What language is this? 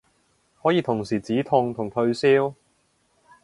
Cantonese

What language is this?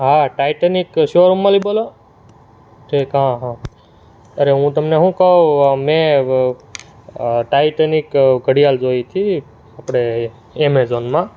Gujarati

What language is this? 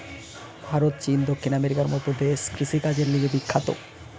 Bangla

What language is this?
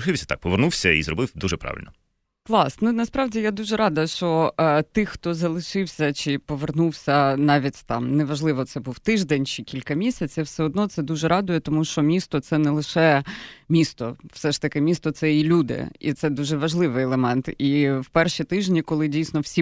Ukrainian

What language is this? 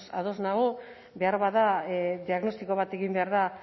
Basque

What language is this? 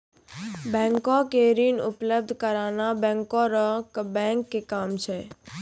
Maithili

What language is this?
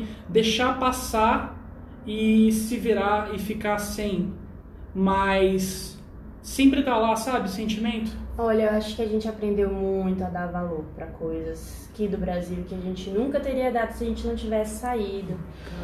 Portuguese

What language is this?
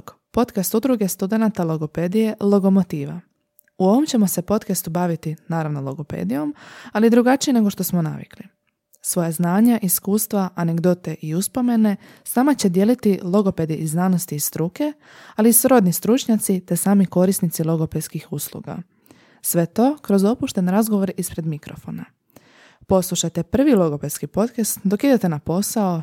Croatian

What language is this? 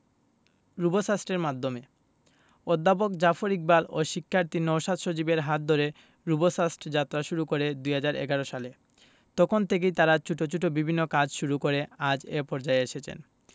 Bangla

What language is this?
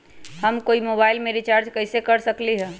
Magahi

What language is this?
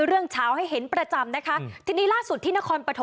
Thai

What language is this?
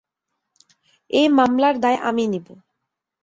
Bangla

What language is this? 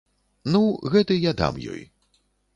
Belarusian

